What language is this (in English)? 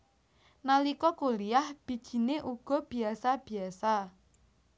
Javanese